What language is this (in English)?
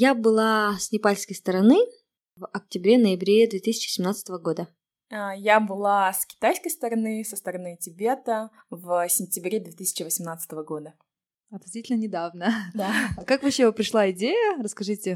Russian